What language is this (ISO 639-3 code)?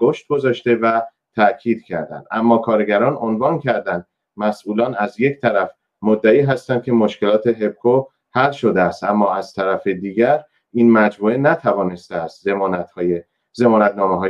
fas